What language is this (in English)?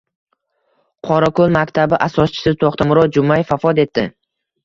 Uzbek